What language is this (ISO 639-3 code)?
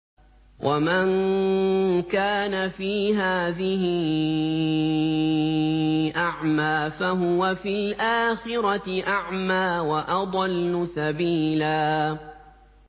ara